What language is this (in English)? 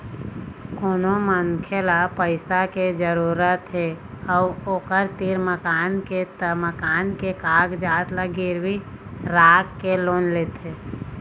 Chhattisgarhi